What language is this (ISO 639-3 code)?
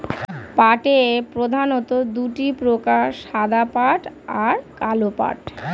ben